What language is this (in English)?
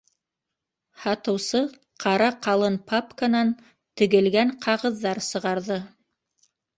Bashkir